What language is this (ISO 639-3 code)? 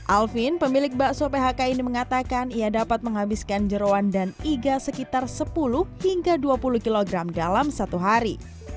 ind